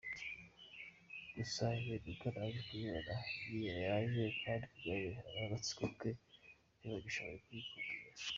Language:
Kinyarwanda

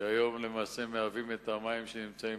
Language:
Hebrew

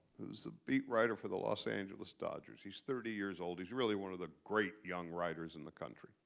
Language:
English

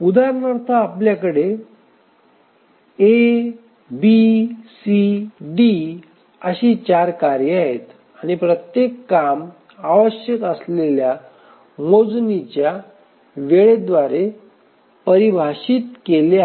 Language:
Marathi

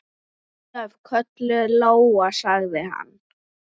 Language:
Icelandic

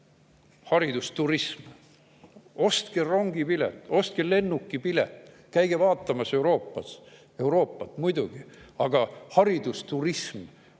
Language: Estonian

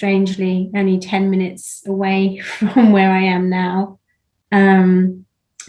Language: English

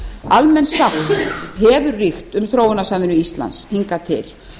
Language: Icelandic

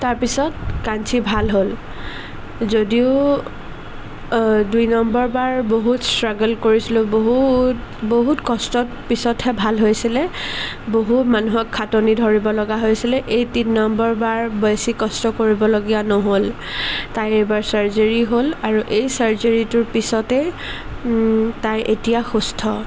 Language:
Assamese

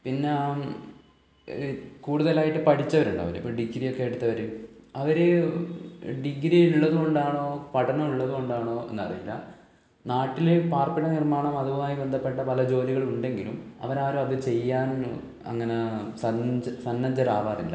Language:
Malayalam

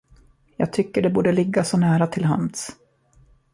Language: Swedish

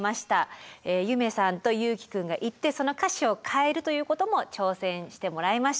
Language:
Japanese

